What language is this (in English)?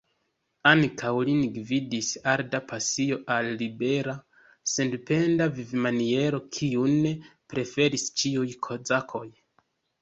Esperanto